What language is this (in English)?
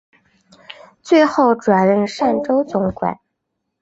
Chinese